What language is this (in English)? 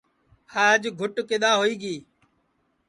Sansi